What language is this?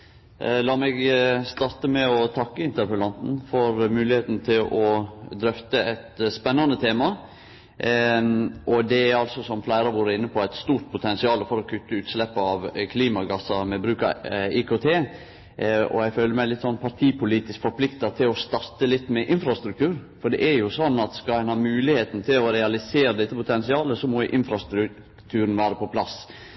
Norwegian Nynorsk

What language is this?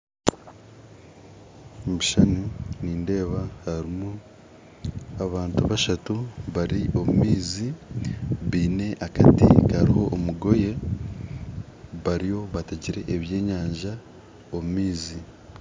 Nyankole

